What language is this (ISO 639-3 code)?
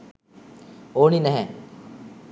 sin